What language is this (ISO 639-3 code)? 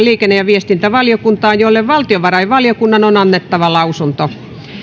fin